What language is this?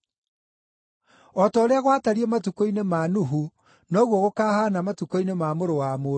Kikuyu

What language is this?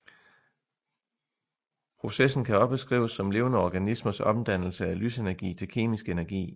Danish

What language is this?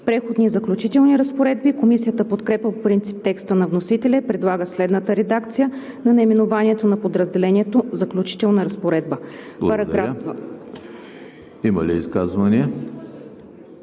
Bulgarian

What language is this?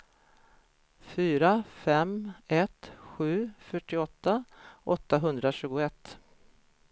Swedish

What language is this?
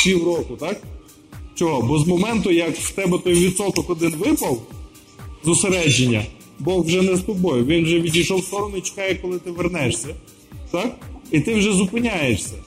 Ukrainian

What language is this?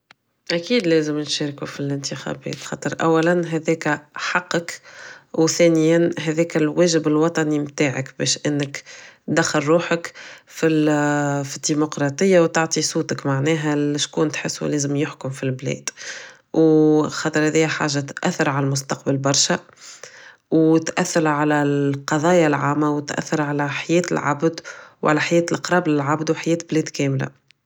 Tunisian Arabic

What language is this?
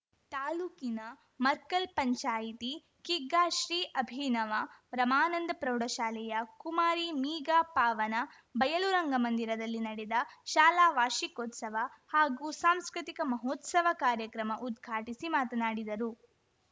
Kannada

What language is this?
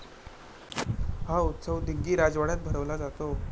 Marathi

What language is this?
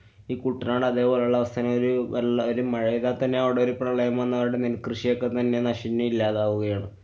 Malayalam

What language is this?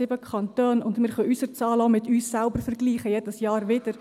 Swiss German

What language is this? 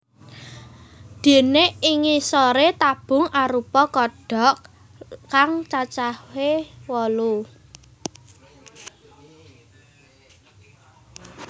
Javanese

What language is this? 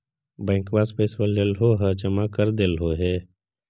Magahi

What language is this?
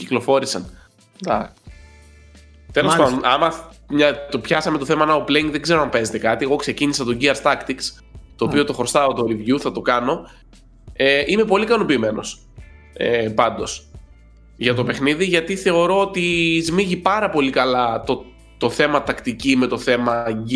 Greek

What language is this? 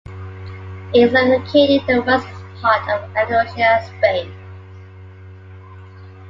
English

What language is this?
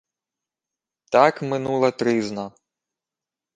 Ukrainian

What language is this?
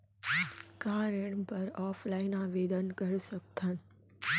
Chhattisgarhi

